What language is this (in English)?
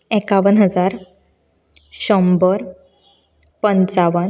Konkani